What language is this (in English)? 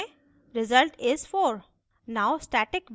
Hindi